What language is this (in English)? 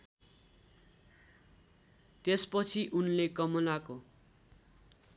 Nepali